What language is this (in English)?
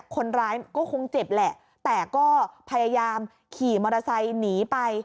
Thai